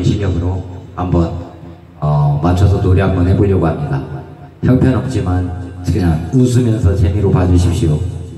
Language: Korean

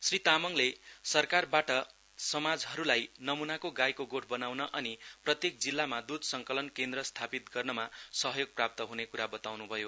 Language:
Nepali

